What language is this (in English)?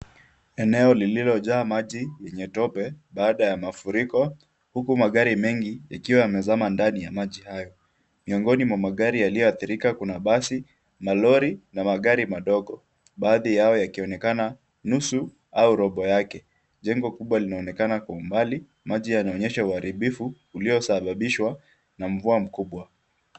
Swahili